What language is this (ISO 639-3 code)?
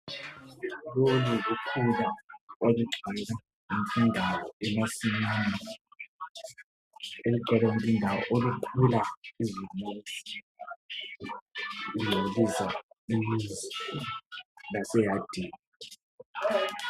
nde